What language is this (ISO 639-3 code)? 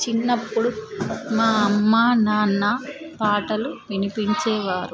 tel